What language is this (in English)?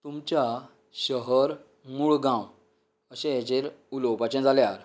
Konkani